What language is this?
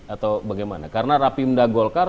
Indonesian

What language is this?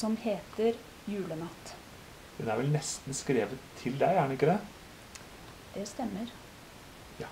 Norwegian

